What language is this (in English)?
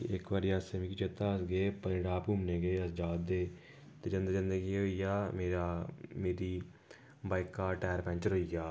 Dogri